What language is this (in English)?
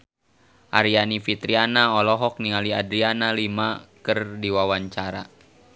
Sundanese